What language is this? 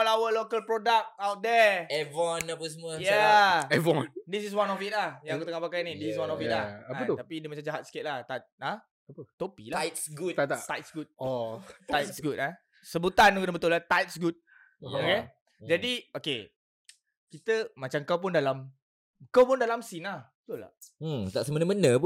Malay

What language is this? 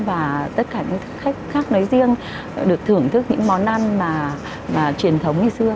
Vietnamese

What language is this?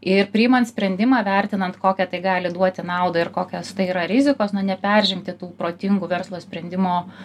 Lithuanian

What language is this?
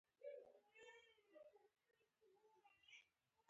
Pashto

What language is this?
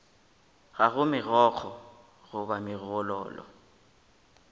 Northern Sotho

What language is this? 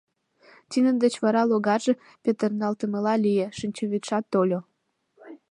Mari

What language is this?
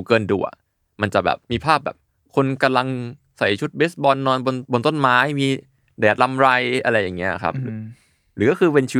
Thai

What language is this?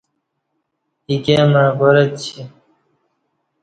Kati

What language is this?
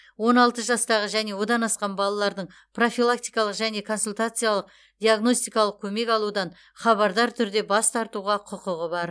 Kazakh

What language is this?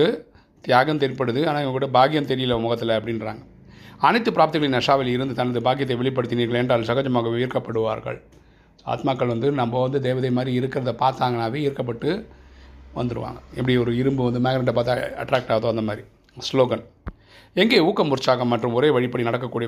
Tamil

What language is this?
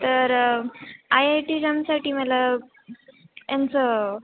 Marathi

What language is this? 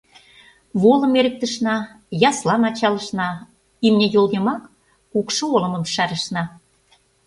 Mari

